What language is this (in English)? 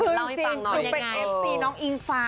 Thai